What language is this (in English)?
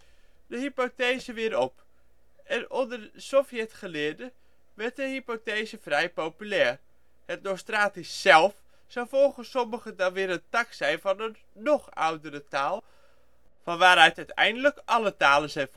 Dutch